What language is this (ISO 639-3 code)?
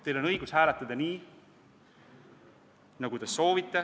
est